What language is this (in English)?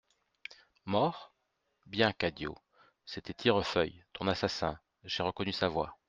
French